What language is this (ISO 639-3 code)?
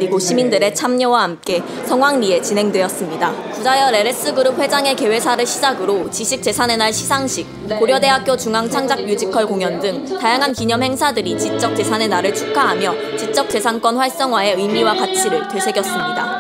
kor